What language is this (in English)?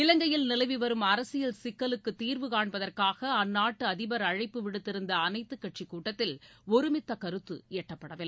Tamil